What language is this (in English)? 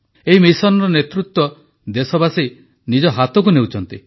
Odia